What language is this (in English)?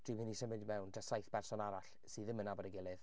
Welsh